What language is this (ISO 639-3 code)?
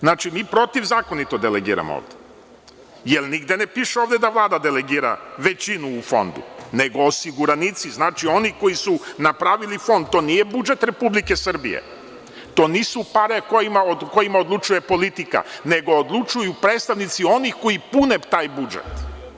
srp